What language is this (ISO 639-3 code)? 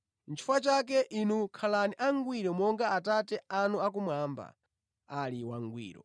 nya